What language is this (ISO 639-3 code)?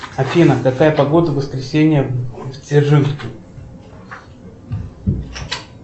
rus